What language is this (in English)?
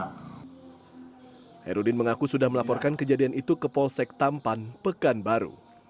Indonesian